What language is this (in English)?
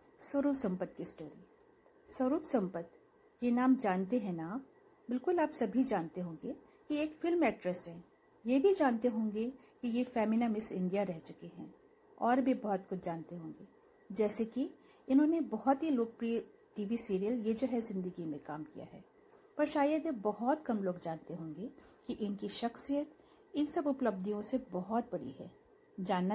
Hindi